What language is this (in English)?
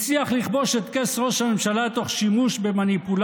Hebrew